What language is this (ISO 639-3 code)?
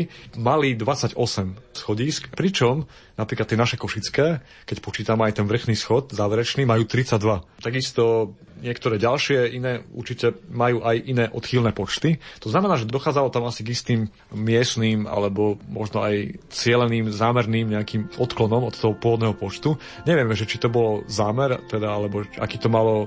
slk